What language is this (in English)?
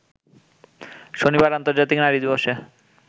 Bangla